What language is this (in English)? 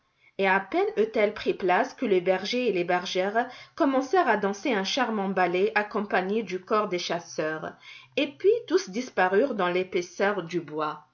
French